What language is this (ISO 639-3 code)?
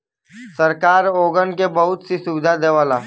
bho